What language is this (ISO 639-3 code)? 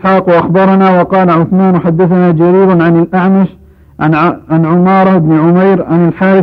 ara